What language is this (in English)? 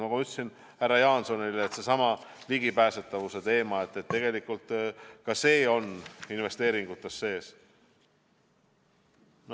Estonian